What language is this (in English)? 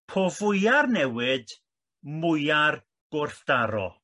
Welsh